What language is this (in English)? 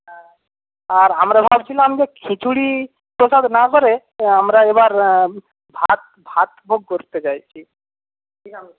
Bangla